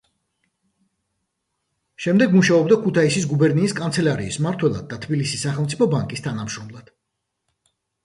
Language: Georgian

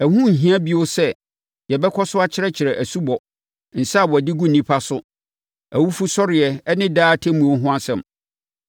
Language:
Akan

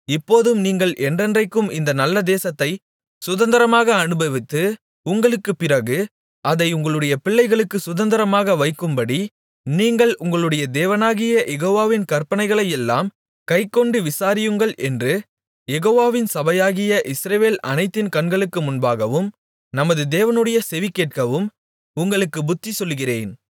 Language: Tamil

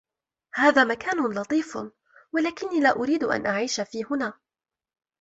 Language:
Arabic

